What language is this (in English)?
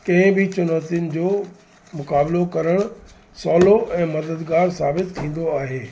Sindhi